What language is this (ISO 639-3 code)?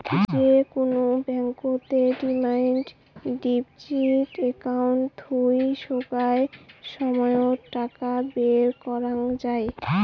ben